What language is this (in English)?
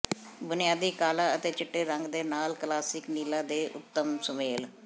Punjabi